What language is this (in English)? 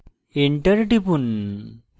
Bangla